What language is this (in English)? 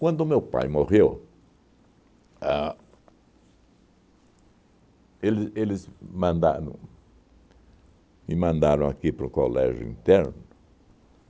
Portuguese